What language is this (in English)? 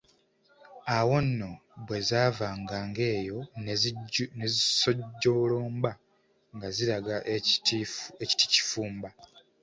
Ganda